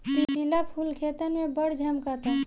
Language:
Bhojpuri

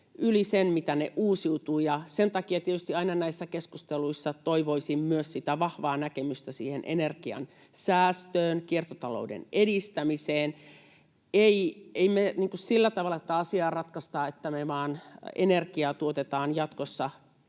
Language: Finnish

